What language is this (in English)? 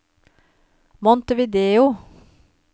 Norwegian